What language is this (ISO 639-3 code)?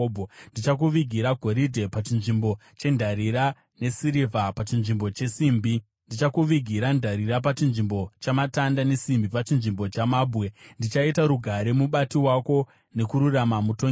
sna